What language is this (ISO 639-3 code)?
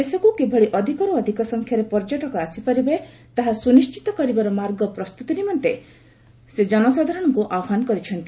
ori